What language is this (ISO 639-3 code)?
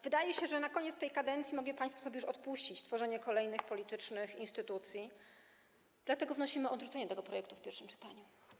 pol